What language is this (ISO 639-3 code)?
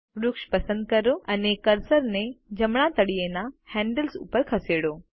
guj